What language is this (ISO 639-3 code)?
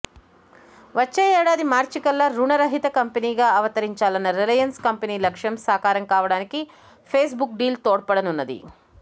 tel